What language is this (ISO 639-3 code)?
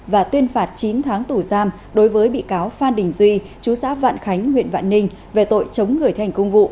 vie